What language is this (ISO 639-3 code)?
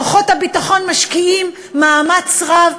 heb